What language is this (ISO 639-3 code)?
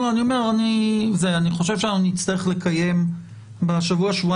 heb